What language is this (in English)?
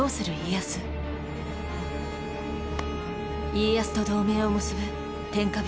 Japanese